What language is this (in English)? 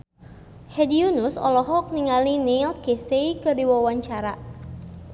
Sundanese